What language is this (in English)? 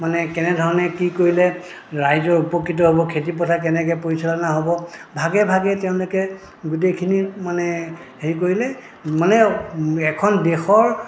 Assamese